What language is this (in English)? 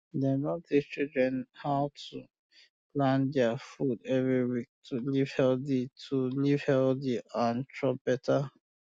Nigerian Pidgin